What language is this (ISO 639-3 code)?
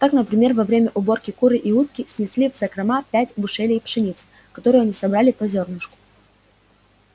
rus